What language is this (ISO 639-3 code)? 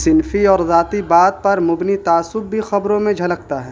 urd